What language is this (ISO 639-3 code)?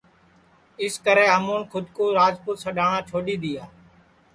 ssi